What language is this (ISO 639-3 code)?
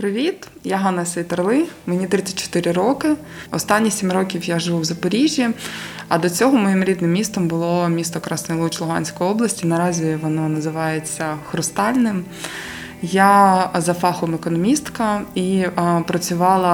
ukr